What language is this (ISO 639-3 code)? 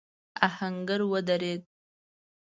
pus